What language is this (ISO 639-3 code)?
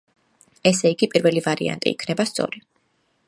kat